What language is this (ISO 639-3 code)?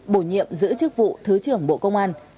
vie